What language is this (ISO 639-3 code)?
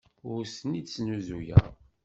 kab